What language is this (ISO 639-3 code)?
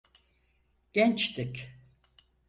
tur